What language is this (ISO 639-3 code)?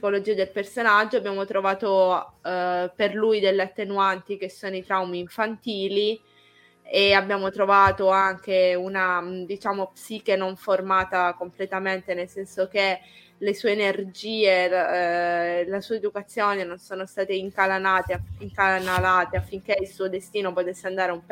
ita